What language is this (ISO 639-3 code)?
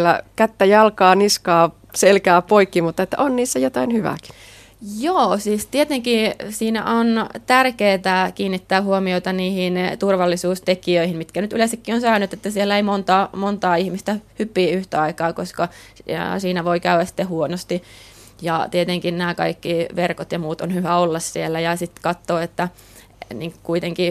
fin